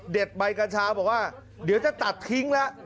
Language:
Thai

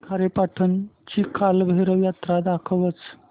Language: Marathi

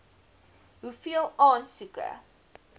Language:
Afrikaans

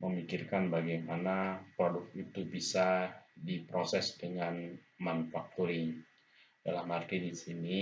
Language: Indonesian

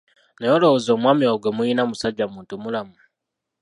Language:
Ganda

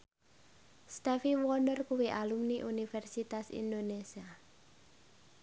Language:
Javanese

